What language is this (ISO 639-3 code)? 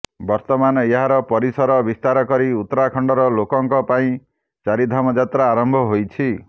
ori